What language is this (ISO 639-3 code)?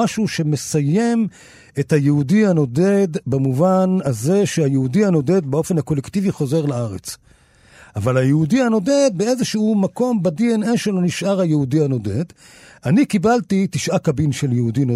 heb